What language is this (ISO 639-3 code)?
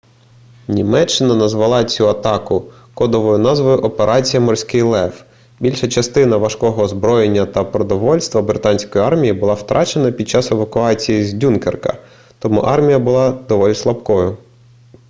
ukr